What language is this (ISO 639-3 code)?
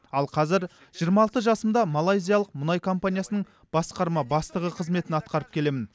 kaz